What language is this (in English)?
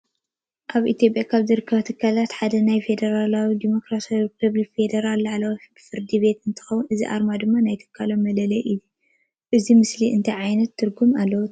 Tigrinya